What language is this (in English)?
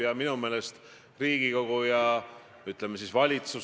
Estonian